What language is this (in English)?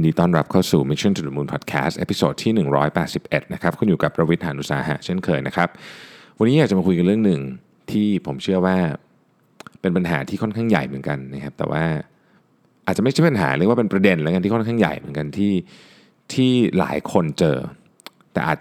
Thai